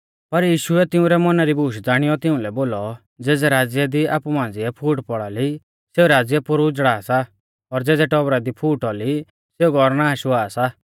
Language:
Mahasu Pahari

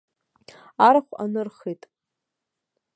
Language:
Abkhazian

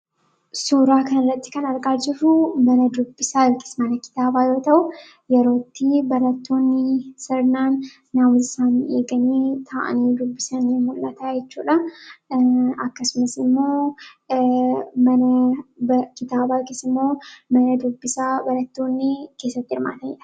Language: Oromo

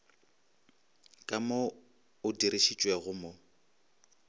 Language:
Northern Sotho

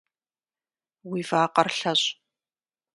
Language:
Kabardian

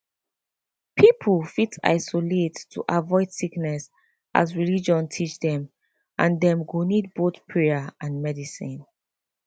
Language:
Nigerian Pidgin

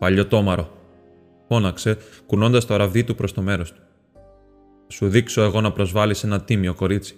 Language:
Greek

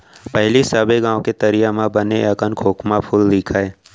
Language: Chhattisgarhi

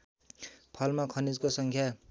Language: Nepali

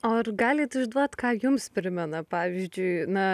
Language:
Lithuanian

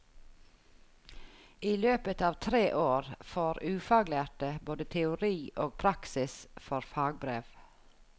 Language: Norwegian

